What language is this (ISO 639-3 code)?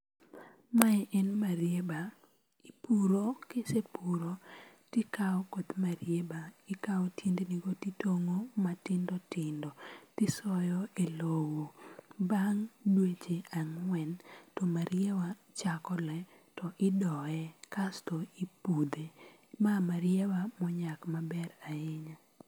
luo